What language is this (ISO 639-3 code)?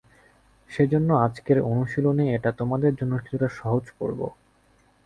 ben